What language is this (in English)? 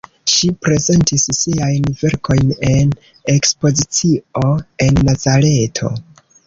Esperanto